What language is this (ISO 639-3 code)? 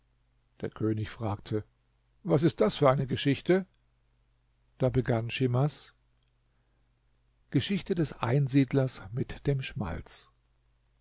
deu